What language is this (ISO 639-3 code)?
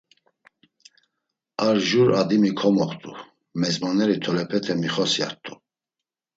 lzz